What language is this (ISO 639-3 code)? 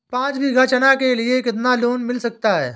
hin